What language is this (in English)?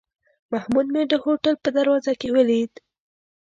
Pashto